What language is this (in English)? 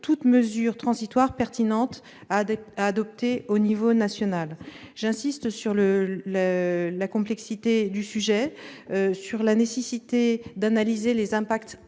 French